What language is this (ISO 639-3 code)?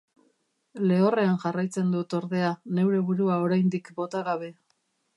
eus